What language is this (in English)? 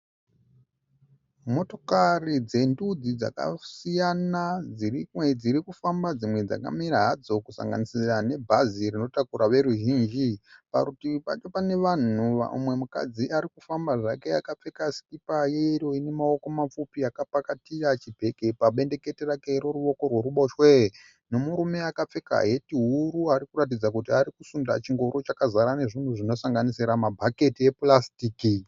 Shona